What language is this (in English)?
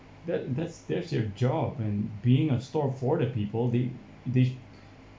English